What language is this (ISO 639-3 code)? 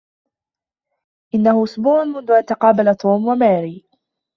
ara